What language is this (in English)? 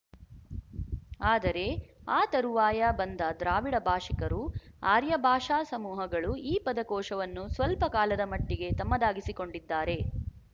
Kannada